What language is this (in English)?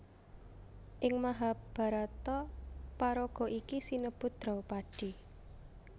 Javanese